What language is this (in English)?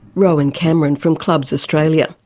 English